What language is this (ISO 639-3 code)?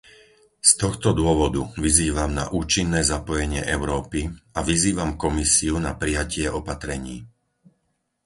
slk